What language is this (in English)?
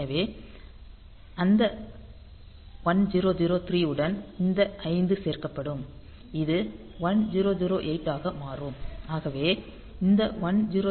Tamil